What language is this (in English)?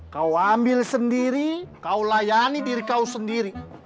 Indonesian